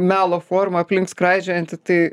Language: Lithuanian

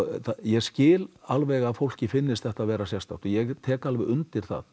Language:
Icelandic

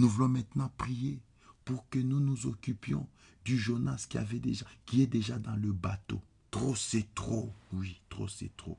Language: French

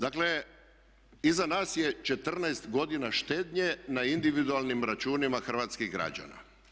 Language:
Croatian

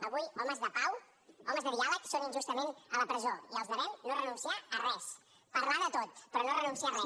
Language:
Catalan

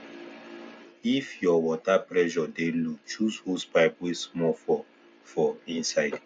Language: Nigerian Pidgin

